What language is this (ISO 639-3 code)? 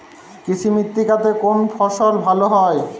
ben